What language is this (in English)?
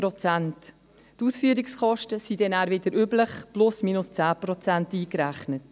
Swiss German